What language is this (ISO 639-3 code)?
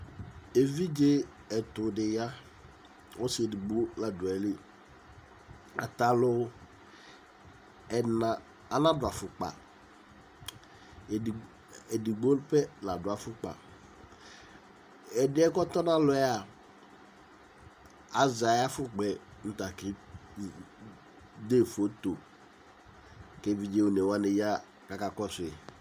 kpo